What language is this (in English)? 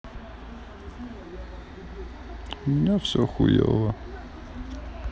Russian